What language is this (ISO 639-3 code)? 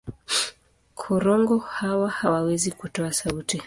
swa